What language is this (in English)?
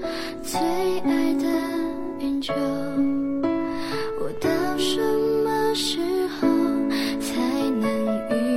Chinese